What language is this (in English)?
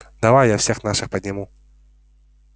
Russian